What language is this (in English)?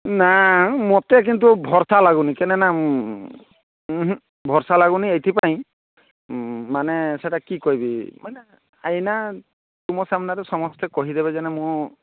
Odia